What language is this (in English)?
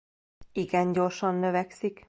Hungarian